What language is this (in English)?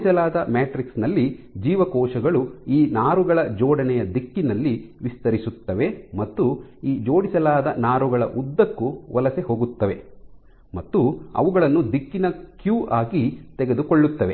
Kannada